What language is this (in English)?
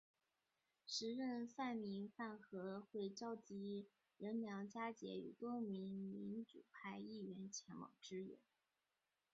Chinese